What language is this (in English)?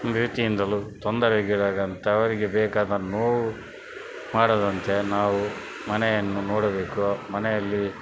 Kannada